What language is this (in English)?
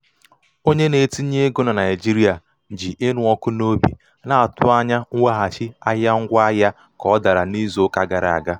Igbo